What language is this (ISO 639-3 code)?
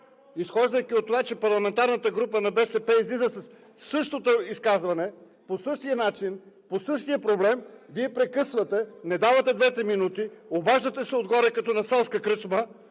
bul